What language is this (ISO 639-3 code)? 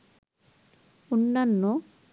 ben